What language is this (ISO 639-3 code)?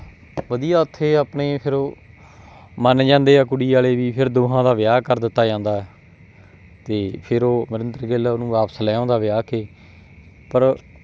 pan